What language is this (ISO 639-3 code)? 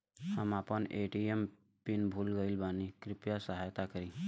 bho